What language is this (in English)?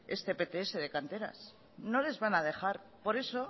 Spanish